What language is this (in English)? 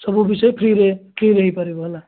Odia